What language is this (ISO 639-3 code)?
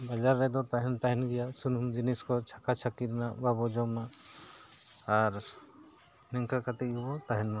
sat